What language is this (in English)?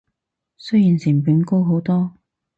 Cantonese